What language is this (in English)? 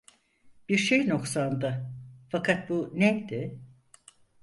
Turkish